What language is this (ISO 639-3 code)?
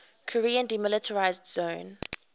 eng